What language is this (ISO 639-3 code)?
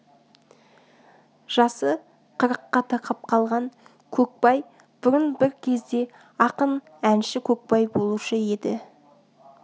kaz